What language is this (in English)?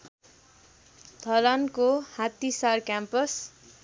Nepali